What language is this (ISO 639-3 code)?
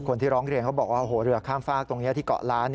tha